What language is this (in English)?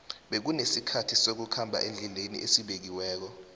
South Ndebele